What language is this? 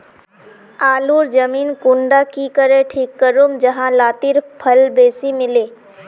Magahi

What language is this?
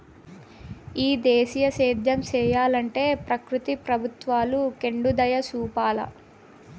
Telugu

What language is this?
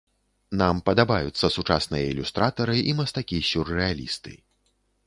Belarusian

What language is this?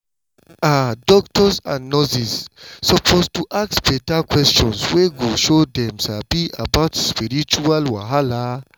Nigerian Pidgin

